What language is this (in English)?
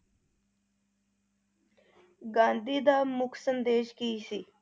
Punjabi